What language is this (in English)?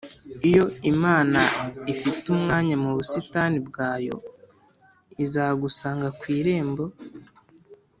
Kinyarwanda